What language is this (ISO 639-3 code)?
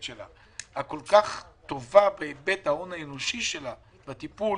heb